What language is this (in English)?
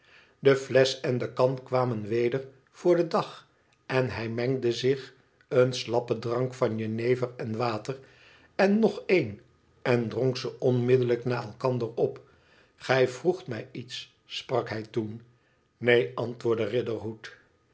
Dutch